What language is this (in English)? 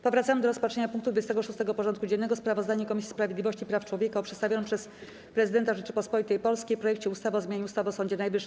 Polish